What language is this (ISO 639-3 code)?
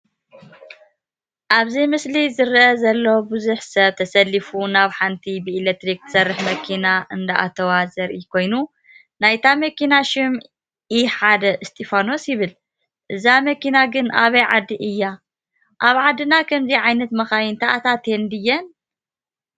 tir